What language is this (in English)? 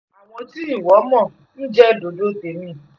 Yoruba